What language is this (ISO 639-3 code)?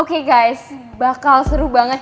ind